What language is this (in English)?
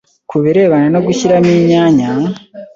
Kinyarwanda